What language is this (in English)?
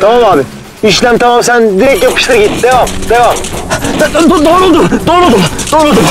Turkish